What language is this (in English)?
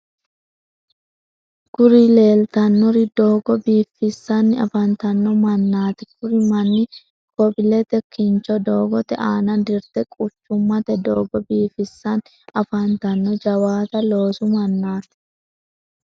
Sidamo